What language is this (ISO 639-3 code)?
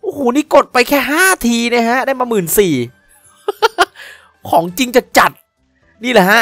tha